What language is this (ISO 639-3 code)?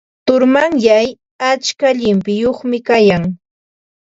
qva